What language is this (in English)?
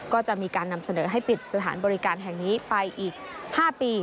Thai